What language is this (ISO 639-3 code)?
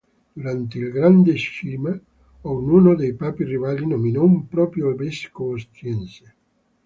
ita